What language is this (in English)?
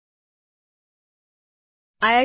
Gujarati